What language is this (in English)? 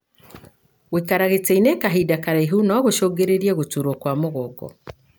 Kikuyu